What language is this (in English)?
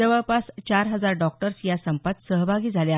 Marathi